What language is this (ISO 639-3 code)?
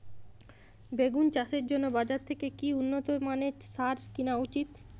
ben